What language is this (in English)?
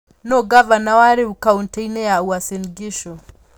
Kikuyu